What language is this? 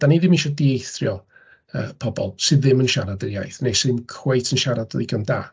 Welsh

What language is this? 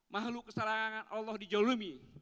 Indonesian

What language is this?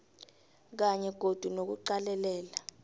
South Ndebele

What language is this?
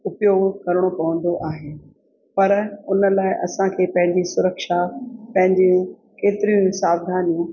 Sindhi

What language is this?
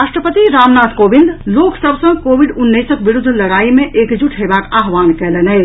Maithili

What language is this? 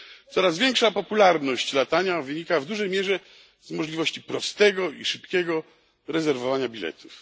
Polish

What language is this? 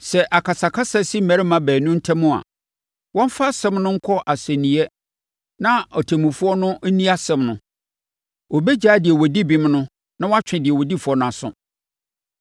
Akan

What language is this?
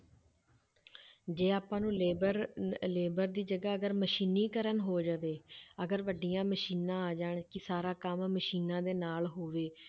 Punjabi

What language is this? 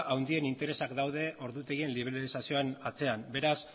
Basque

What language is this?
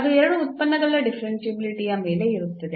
Kannada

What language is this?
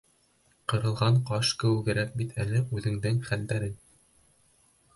Bashkir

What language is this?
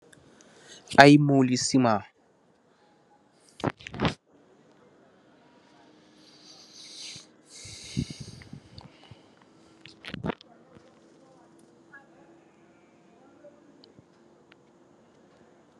Wolof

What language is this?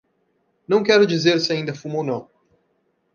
Portuguese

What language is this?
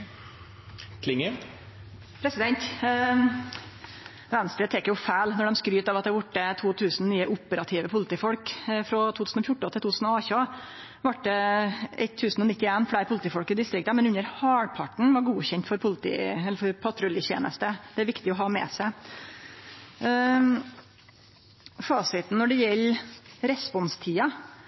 Norwegian Nynorsk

